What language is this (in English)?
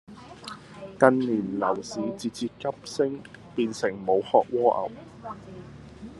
Cantonese